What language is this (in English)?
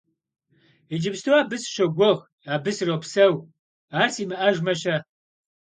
Kabardian